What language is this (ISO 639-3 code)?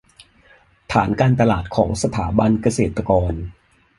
tha